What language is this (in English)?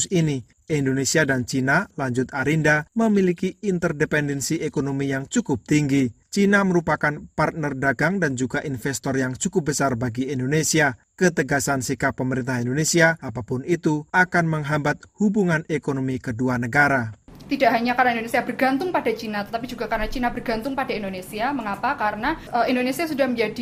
Indonesian